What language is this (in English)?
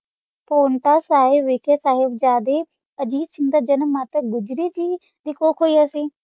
Punjabi